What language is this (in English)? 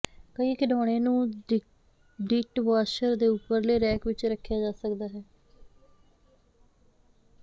Punjabi